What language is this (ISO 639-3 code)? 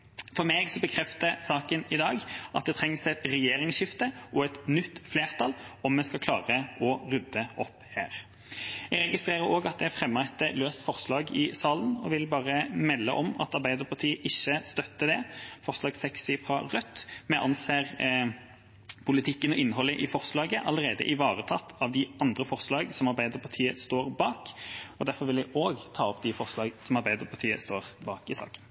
nob